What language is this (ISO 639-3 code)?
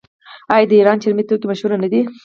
pus